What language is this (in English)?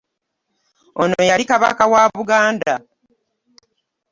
Ganda